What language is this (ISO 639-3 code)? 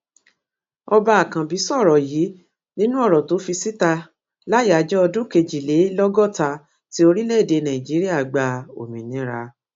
yor